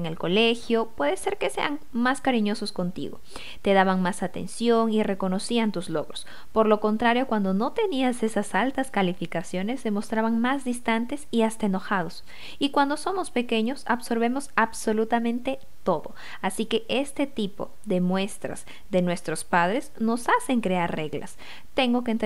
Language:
Spanish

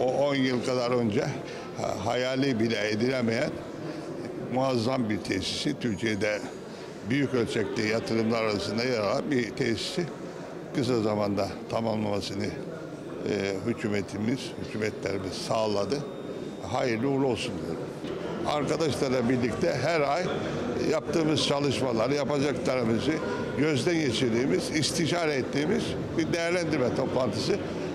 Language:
Turkish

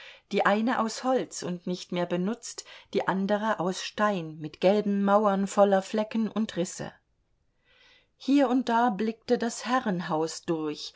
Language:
German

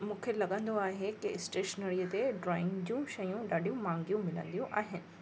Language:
Sindhi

